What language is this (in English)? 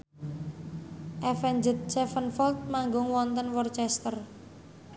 Javanese